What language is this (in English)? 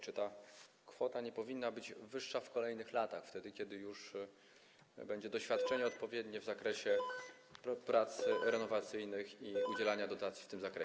Polish